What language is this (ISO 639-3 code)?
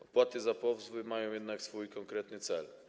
pol